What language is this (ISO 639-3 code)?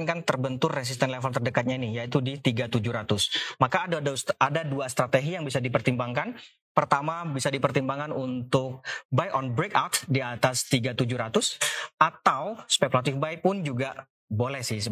ind